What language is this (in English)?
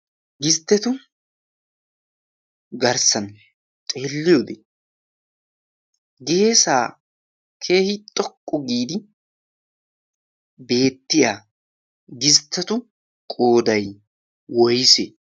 Wolaytta